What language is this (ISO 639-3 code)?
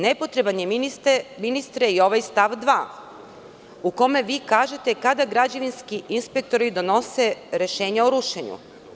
srp